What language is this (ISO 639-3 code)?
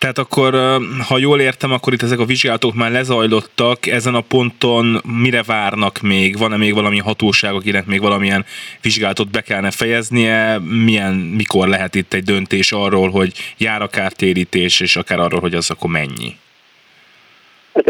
hun